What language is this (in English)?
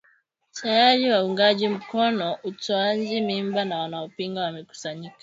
Swahili